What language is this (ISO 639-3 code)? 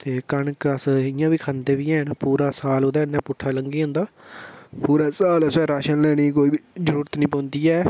doi